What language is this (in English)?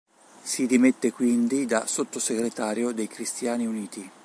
Italian